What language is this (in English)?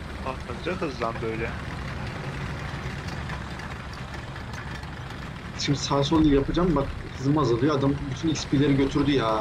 Turkish